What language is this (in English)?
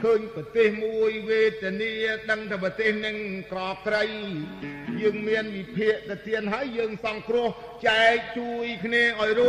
Thai